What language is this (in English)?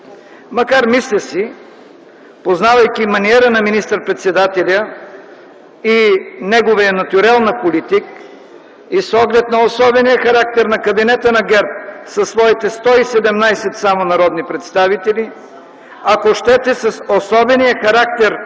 Bulgarian